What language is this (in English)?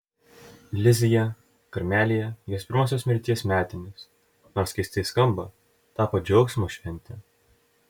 Lithuanian